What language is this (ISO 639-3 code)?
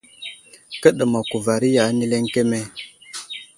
udl